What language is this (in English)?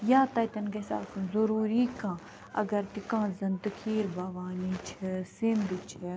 Kashmiri